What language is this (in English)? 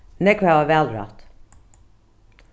Faroese